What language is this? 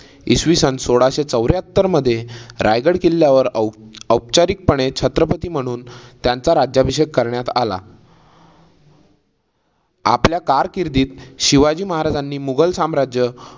Marathi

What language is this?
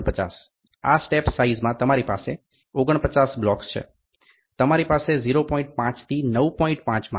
Gujarati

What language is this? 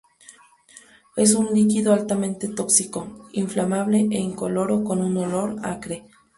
Spanish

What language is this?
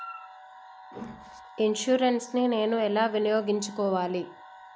Telugu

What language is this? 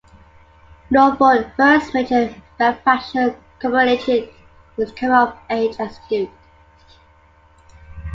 English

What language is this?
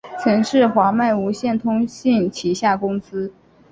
Chinese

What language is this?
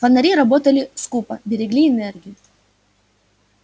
Russian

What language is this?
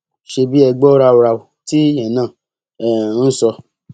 Yoruba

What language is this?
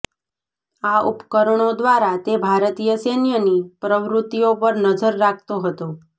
Gujarati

